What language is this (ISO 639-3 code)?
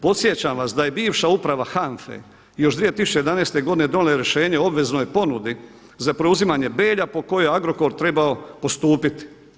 hrv